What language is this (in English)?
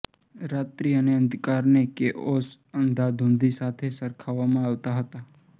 Gujarati